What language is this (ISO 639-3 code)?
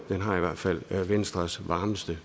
dan